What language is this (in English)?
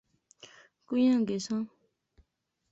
Pahari-Potwari